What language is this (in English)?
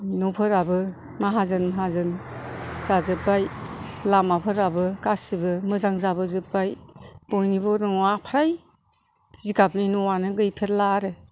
Bodo